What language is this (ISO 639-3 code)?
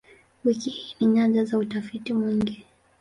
swa